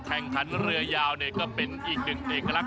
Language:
Thai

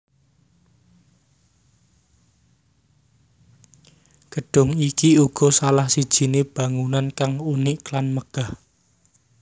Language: Javanese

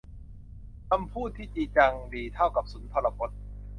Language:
Thai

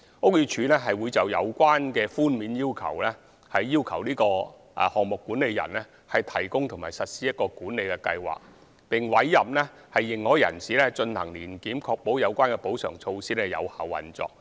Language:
Cantonese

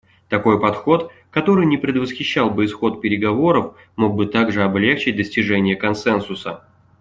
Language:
Russian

